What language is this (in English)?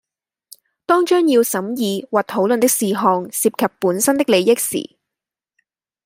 Cantonese